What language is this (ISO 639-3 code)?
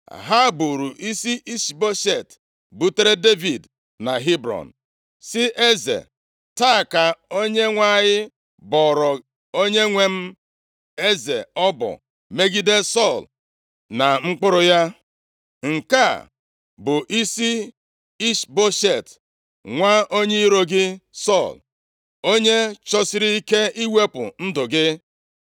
ibo